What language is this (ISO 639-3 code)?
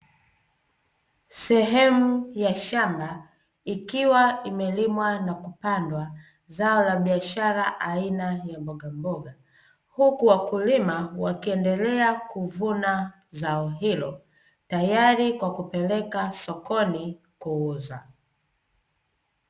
swa